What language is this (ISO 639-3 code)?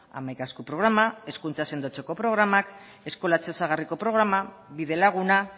eus